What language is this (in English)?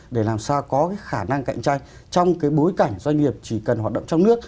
Vietnamese